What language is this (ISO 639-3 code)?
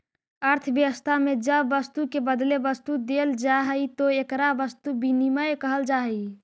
mag